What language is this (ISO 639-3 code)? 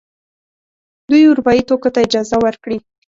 pus